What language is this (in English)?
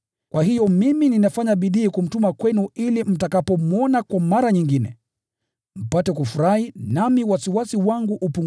Swahili